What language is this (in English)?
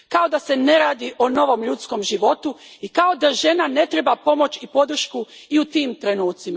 Croatian